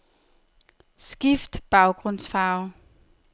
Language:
Danish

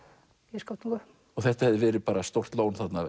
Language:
Icelandic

